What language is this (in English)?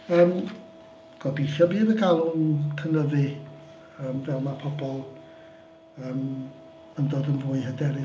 Welsh